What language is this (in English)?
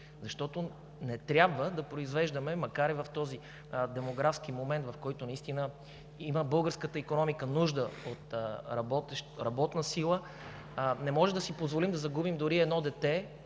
Bulgarian